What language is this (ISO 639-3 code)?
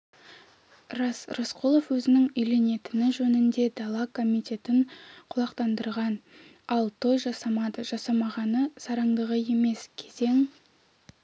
kaz